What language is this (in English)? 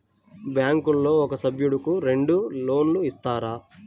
Telugu